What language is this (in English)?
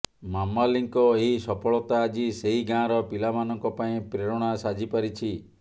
Odia